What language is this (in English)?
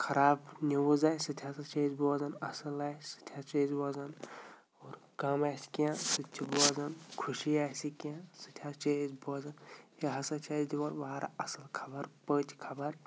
Kashmiri